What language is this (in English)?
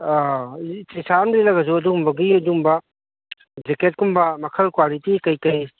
Manipuri